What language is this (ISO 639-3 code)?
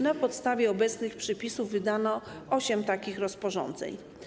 pol